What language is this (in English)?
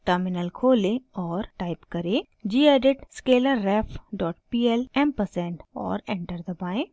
Hindi